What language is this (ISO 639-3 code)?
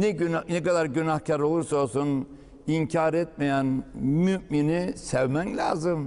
tur